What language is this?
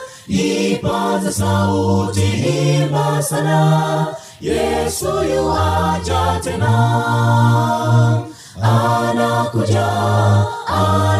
Swahili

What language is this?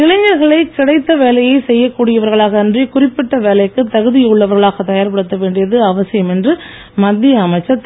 Tamil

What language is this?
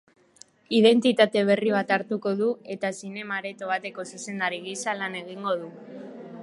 Basque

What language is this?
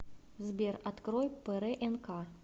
Russian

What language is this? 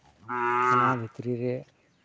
Santali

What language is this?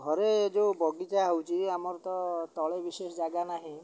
Odia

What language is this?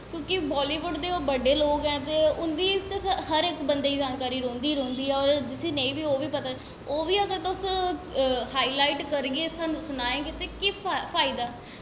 Dogri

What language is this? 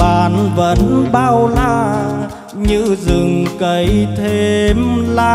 Vietnamese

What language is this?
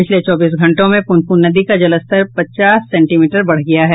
Hindi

